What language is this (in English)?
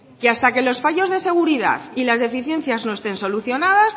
Spanish